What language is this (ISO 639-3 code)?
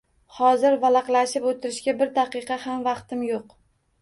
uzb